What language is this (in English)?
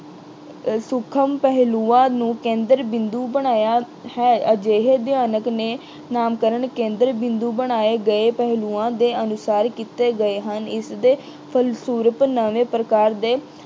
Punjabi